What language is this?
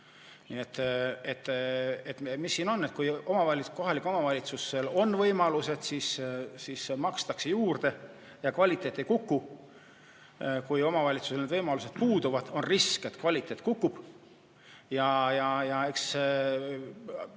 Estonian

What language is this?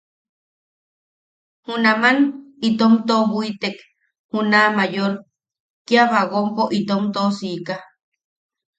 Yaqui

